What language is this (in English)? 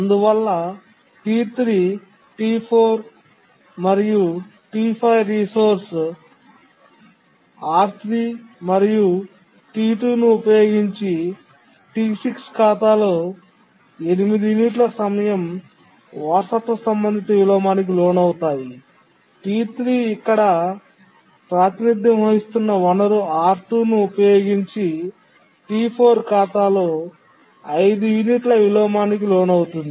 Telugu